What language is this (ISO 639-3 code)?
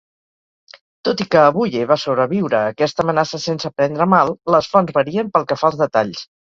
cat